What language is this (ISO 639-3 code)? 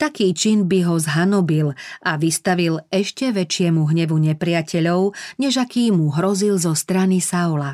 slk